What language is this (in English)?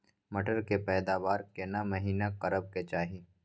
Maithili